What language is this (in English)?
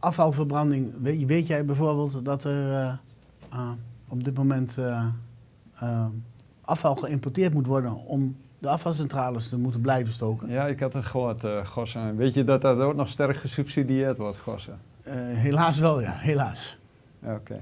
Dutch